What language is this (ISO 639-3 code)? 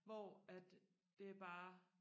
dan